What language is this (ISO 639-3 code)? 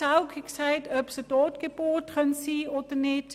gsw